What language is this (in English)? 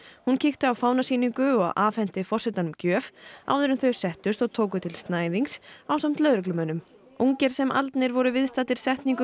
Icelandic